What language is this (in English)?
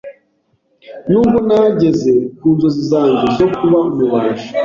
Kinyarwanda